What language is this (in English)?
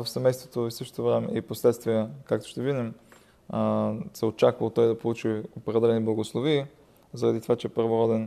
Bulgarian